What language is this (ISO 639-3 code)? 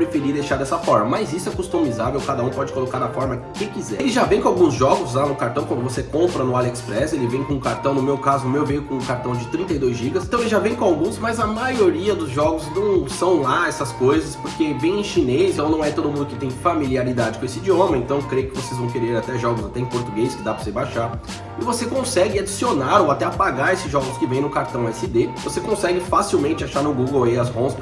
por